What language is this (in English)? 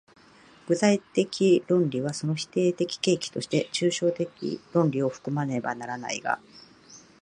Japanese